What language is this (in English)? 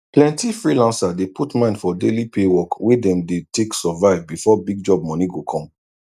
Nigerian Pidgin